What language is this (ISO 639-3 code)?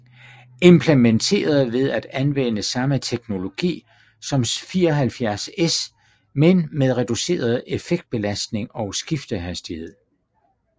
dan